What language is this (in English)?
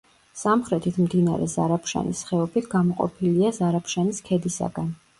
Georgian